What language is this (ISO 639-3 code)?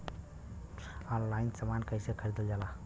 bho